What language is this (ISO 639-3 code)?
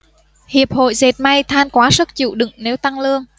vie